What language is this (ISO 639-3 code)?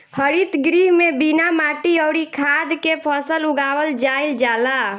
bho